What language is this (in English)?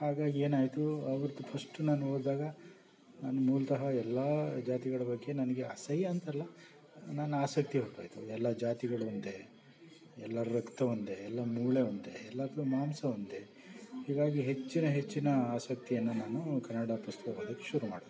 Kannada